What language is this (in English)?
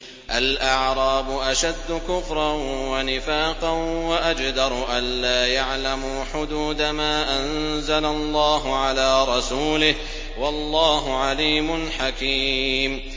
Arabic